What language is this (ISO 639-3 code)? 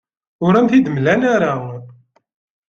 kab